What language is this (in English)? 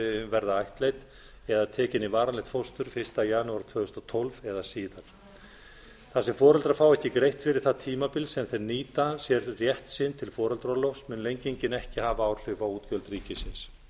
Icelandic